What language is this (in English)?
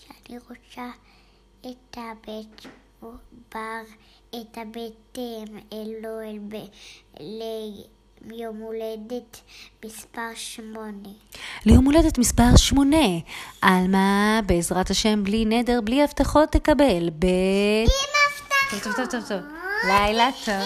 Hebrew